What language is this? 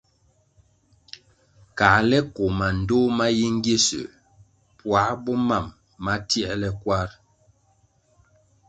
Kwasio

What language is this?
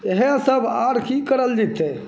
Maithili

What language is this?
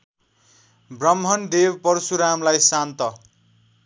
Nepali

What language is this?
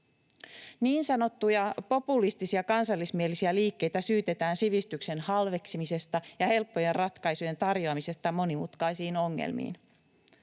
Finnish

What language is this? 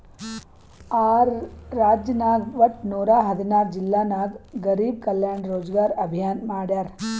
Kannada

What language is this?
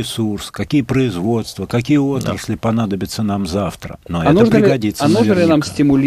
Russian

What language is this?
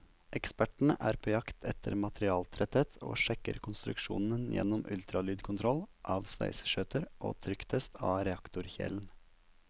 Norwegian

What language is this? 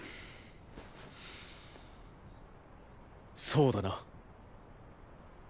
Japanese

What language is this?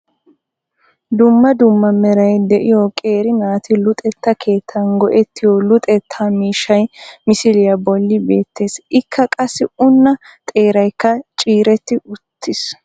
Wolaytta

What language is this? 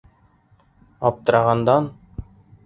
Bashkir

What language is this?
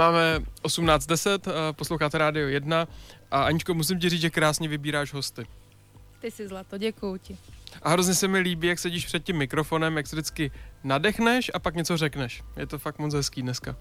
Czech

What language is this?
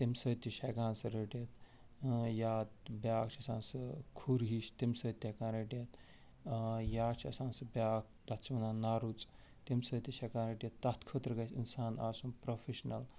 Kashmiri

